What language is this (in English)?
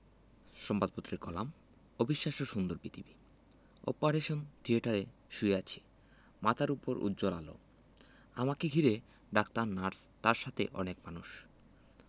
Bangla